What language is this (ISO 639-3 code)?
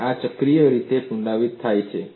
guj